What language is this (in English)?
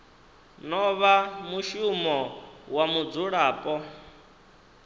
Venda